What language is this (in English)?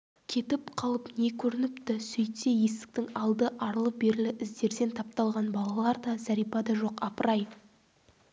Kazakh